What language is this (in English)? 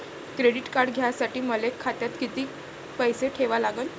Marathi